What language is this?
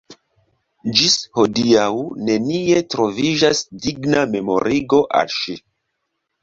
Esperanto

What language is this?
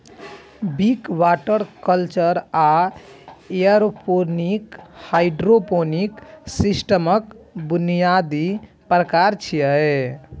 Maithili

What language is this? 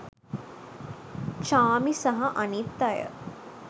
Sinhala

